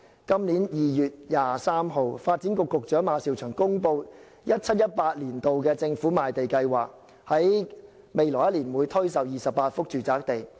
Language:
Cantonese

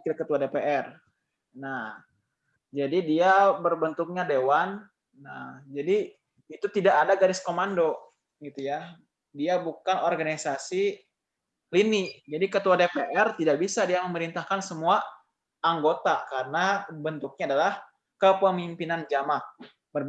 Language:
Indonesian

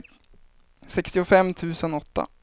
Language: Swedish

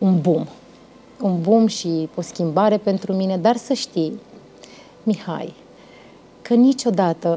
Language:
Romanian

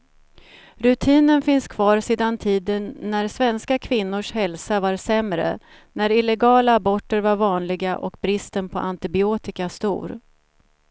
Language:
Swedish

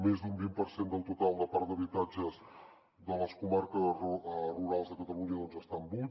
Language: Catalan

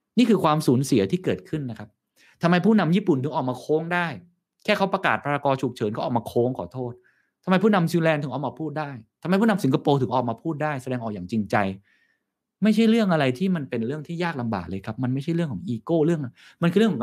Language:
Thai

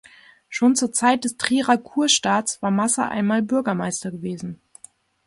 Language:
German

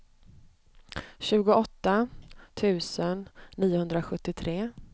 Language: Swedish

